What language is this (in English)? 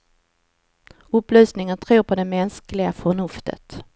Swedish